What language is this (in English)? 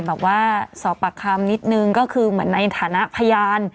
Thai